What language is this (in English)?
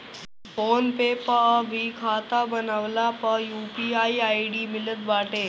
Bhojpuri